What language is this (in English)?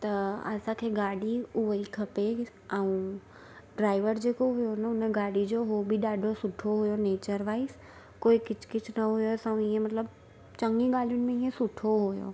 Sindhi